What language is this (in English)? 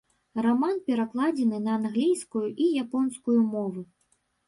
Belarusian